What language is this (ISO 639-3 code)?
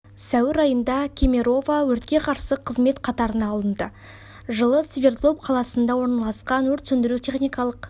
kaz